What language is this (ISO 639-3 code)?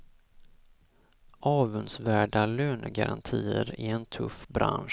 swe